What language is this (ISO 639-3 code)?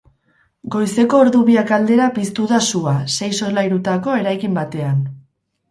eus